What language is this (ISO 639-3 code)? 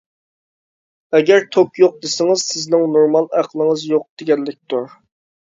uig